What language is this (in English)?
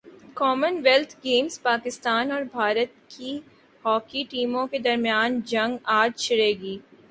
Urdu